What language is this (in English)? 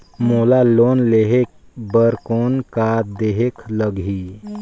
Chhattisgarhi